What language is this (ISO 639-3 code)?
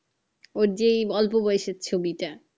ben